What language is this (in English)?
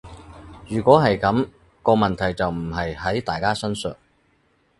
Cantonese